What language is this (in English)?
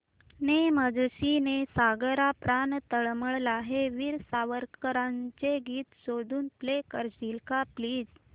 Marathi